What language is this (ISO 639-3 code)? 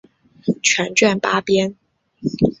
zho